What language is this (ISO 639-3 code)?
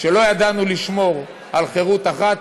heb